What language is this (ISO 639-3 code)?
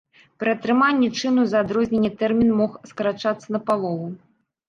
bel